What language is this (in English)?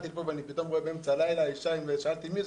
Hebrew